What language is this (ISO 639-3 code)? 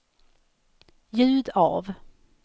swe